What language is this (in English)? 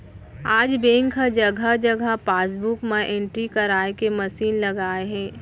Chhattisgarhi